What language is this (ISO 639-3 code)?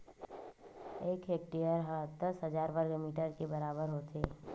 hne